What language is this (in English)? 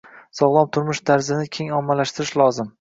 Uzbek